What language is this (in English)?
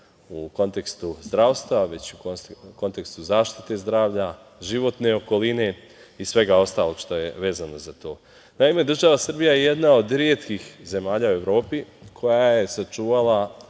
Serbian